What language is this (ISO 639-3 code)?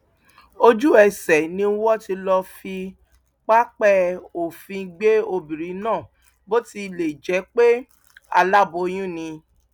yor